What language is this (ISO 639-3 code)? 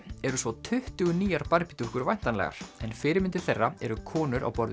isl